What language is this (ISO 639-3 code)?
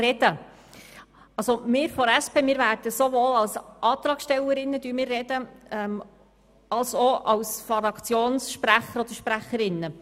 gsw